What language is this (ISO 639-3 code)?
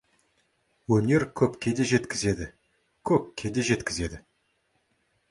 kaz